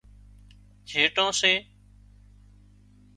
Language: Wadiyara Koli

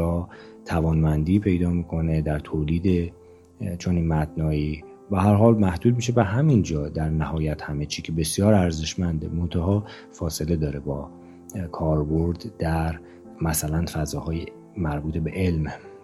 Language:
Persian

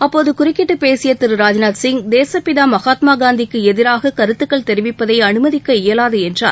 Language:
Tamil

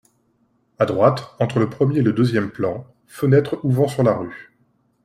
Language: French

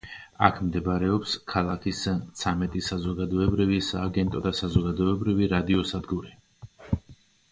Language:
Georgian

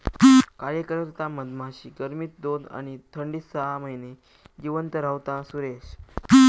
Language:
Marathi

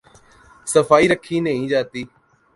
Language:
Urdu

